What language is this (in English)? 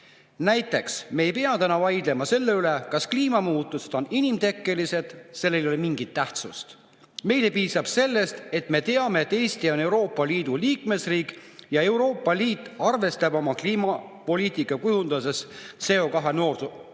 Estonian